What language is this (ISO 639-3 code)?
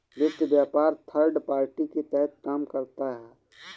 hin